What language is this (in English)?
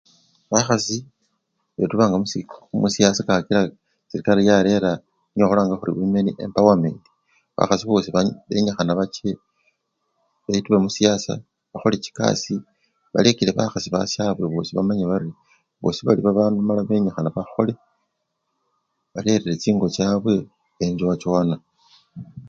Luyia